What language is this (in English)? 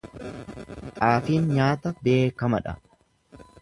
Oromo